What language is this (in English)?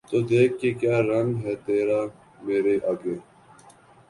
Urdu